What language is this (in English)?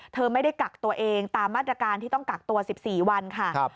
Thai